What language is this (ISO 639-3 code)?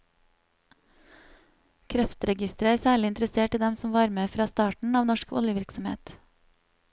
nor